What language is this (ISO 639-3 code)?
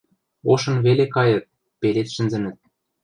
mrj